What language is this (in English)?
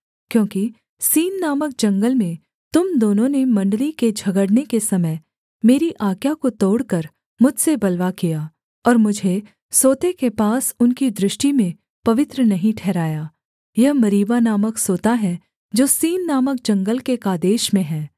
Hindi